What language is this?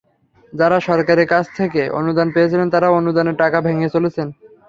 Bangla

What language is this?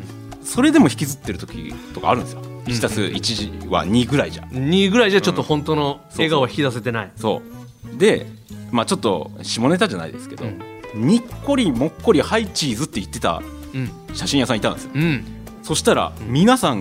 Japanese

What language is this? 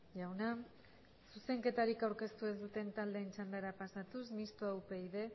Basque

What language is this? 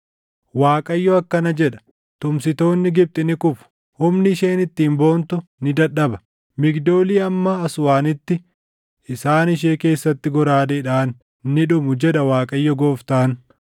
Oromo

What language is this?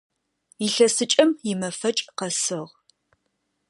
Adyghe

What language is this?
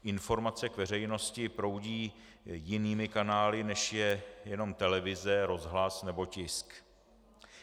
Czech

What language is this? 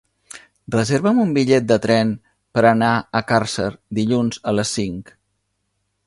Catalan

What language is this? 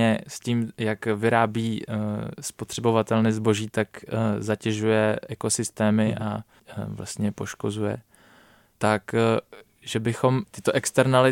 Czech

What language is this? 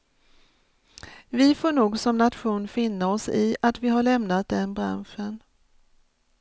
Swedish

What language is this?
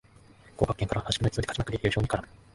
Japanese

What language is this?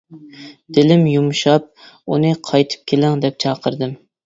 Uyghur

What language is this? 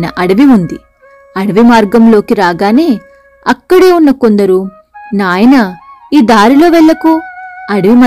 Telugu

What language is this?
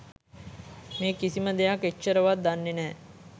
Sinhala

